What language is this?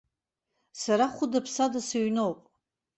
Abkhazian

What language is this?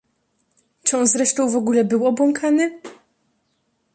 Polish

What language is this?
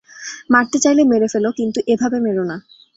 Bangla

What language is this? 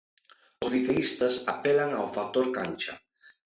Galician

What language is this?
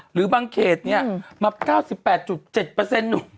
Thai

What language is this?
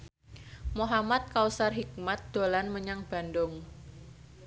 Javanese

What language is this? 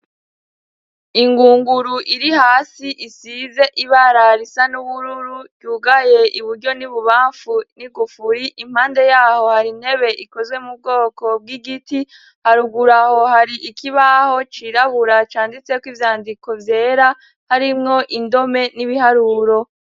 Rundi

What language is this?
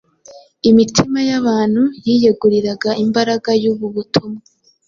Kinyarwanda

